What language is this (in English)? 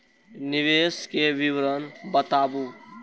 Maithili